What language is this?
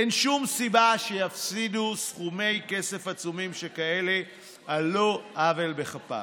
Hebrew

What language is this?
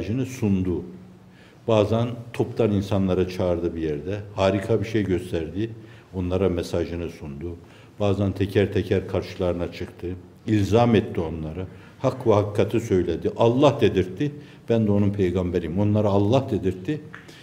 Turkish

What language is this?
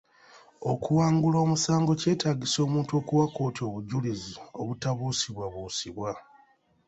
Ganda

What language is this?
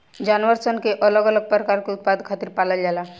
Bhojpuri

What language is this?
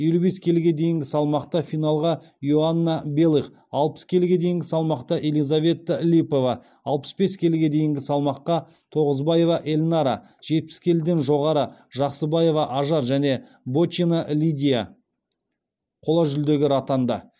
Kazakh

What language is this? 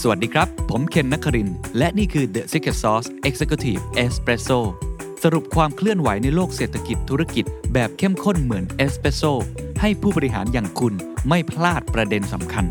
Thai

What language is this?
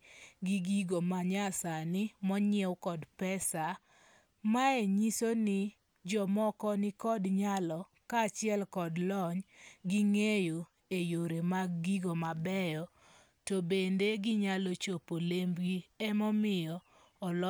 Luo (Kenya and Tanzania)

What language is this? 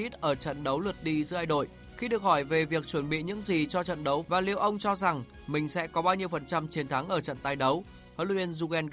Vietnamese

